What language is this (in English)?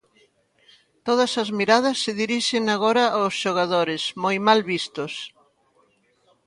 Galician